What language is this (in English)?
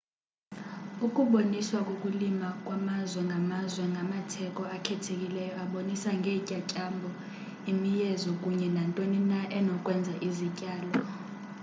Xhosa